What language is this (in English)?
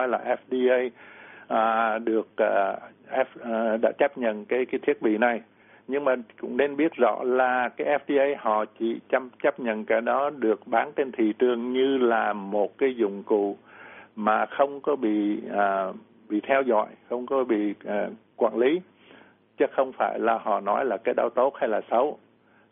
Vietnamese